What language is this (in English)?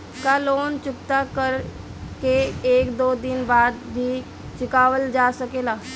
Bhojpuri